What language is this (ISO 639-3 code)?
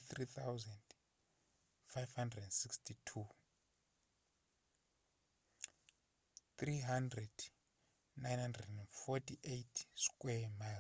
zul